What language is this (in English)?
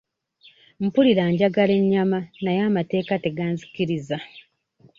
Ganda